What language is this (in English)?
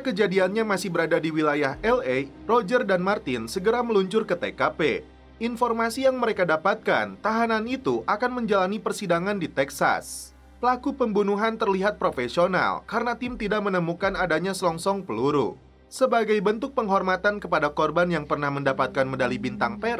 Indonesian